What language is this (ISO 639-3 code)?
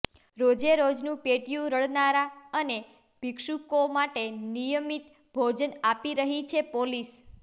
guj